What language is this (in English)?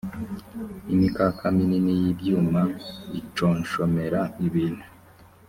Kinyarwanda